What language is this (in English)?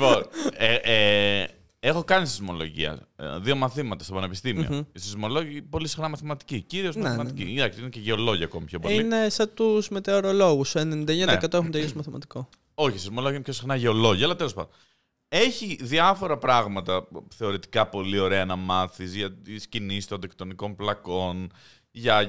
Greek